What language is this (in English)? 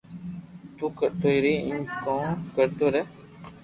Loarki